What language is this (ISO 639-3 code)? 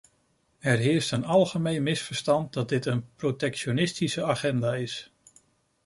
nld